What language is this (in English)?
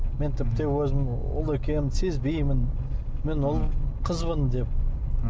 Kazakh